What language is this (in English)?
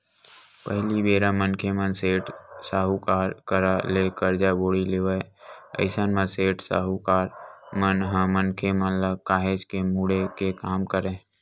Chhattisgarhi